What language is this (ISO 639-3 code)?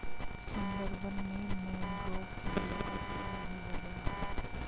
hin